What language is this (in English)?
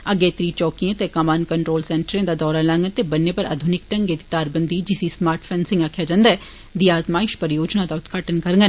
Dogri